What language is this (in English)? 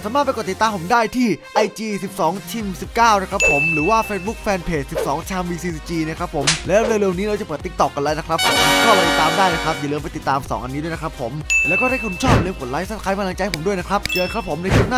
Thai